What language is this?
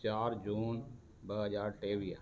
Sindhi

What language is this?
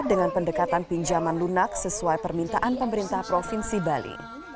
Indonesian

